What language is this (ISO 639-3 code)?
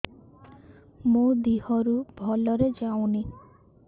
ori